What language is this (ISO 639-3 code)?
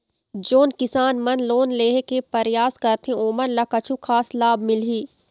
hne